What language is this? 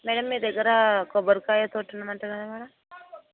Telugu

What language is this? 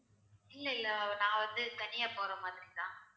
Tamil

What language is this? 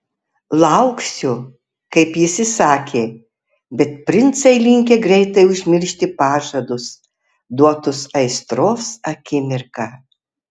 Lithuanian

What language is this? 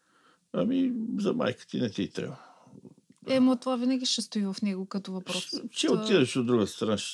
Bulgarian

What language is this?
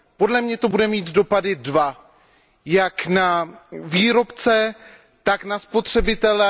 Czech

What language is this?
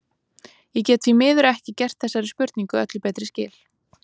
Icelandic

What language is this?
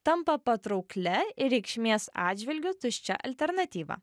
Lithuanian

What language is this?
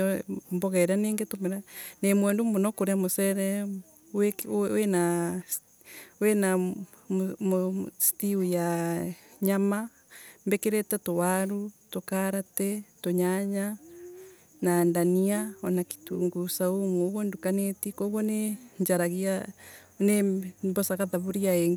Embu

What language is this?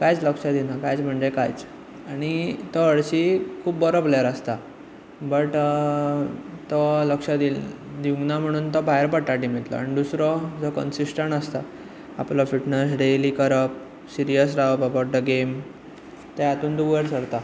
Konkani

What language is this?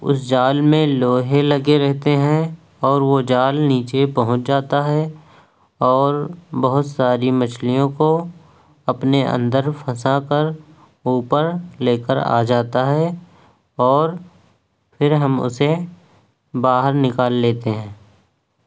Urdu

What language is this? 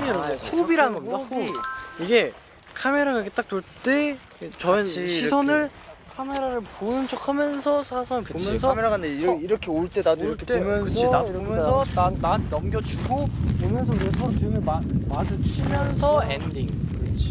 Korean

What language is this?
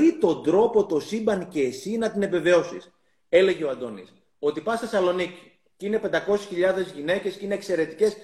Greek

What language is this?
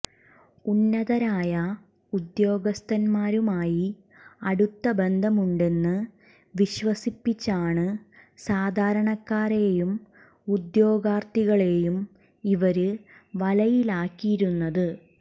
Malayalam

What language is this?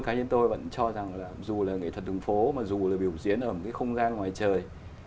Vietnamese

